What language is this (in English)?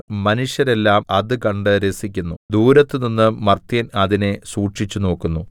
Malayalam